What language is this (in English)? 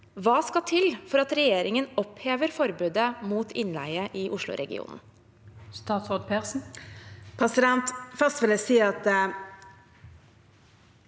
Norwegian